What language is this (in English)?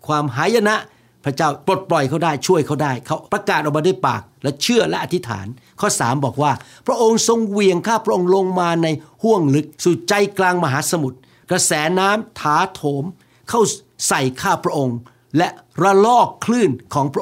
Thai